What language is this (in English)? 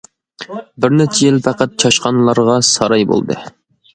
Uyghur